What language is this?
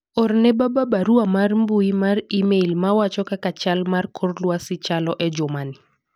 Luo (Kenya and Tanzania)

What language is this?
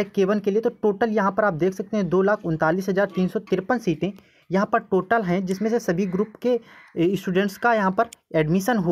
Hindi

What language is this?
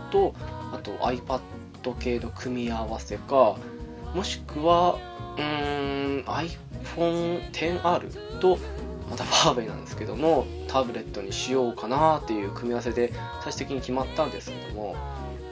Japanese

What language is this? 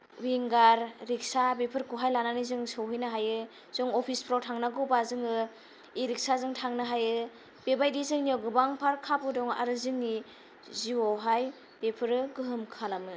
Bodo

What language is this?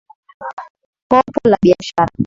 Swahili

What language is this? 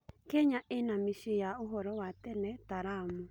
Kikuyu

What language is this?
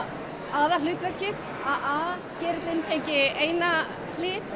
Icelandic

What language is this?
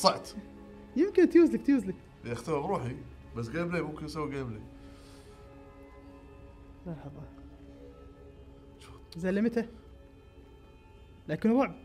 Arabic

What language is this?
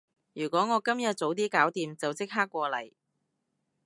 Cantonese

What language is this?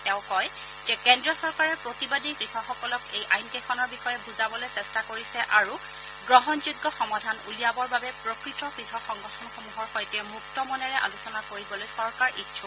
Assamese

